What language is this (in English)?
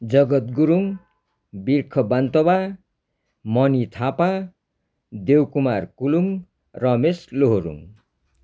Nepali